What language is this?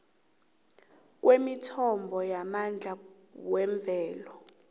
South Ndebele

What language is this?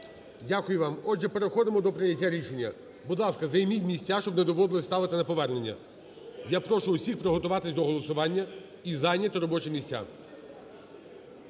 Ukrainian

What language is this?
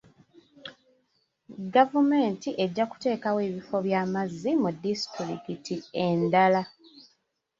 Ganda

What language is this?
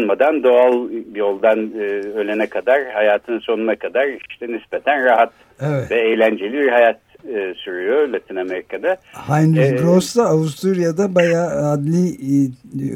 Turkish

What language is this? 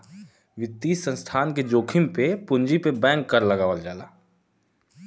Bhojpuri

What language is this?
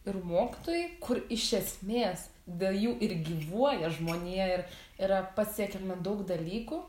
Lithuanian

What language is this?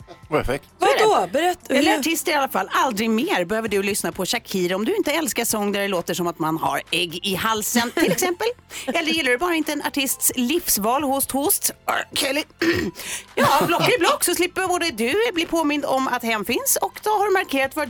Swedish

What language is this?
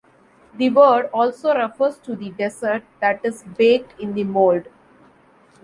English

